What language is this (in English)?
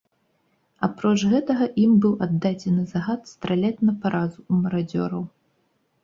Belarusian